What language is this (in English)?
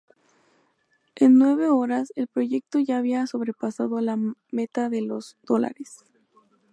Spanish